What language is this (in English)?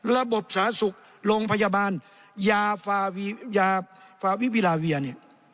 Thai